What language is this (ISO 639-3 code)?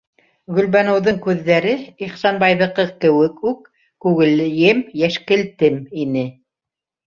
bak